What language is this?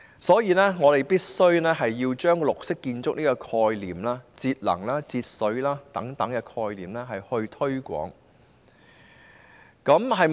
Cantonese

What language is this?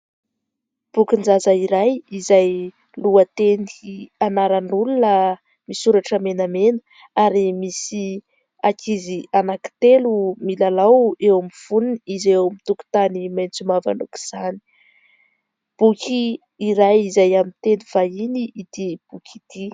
Malagasy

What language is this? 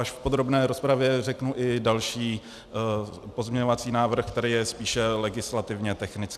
Czech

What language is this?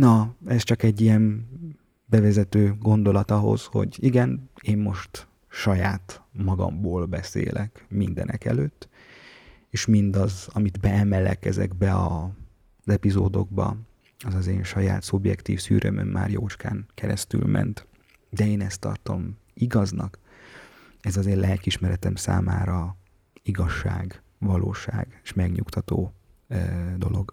Hungarian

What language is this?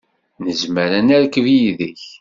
Kabyle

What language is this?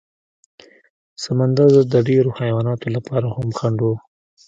Pashto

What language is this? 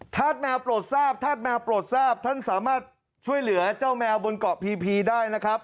Thai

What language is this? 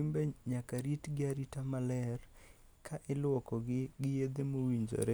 Luo (Kenya and Tanzania)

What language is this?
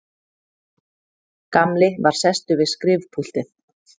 Icelandic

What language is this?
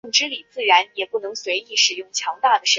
Chinese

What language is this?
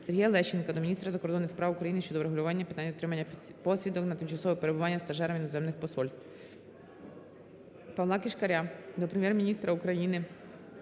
Ukrainian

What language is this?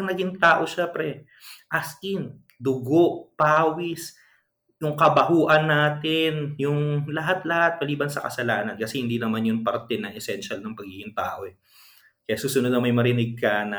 Filipino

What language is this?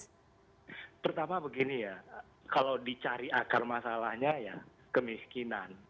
Indonesian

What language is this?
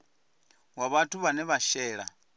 Venda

